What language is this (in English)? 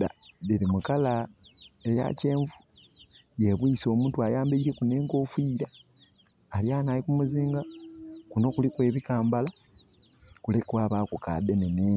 Soga